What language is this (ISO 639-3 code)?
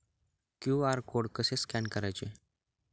mar